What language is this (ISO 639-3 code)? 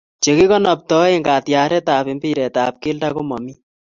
kln